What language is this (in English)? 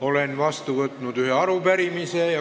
Estonian